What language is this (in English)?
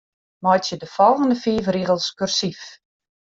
Western Frisian